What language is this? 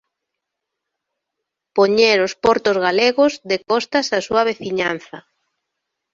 Galician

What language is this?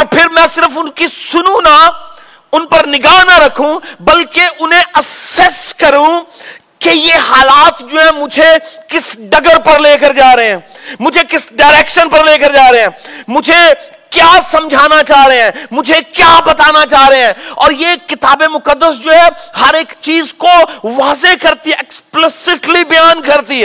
Urdu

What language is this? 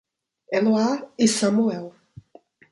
Portuguese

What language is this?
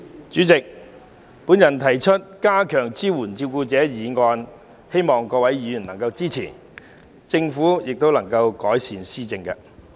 Cantonese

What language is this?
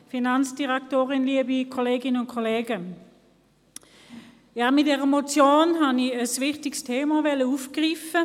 Swiss German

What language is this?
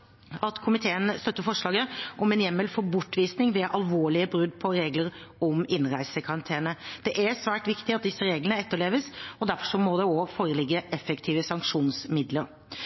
Norwegian Bokmål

